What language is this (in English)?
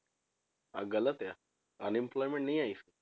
Punjabi